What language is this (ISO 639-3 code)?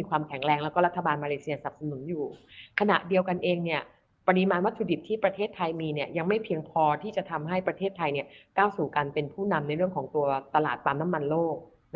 tha